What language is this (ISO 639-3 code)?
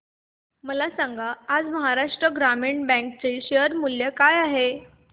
mar